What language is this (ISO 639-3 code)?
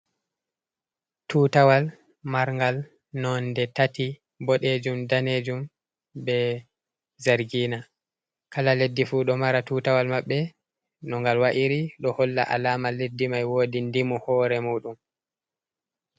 ful